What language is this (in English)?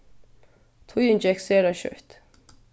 Faroese